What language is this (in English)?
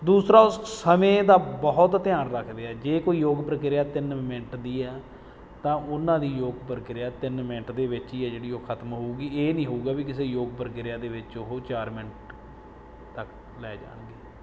Punjabi